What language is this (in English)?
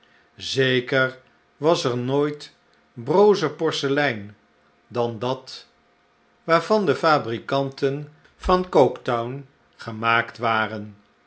Dutch